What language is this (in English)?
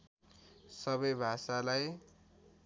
Nepali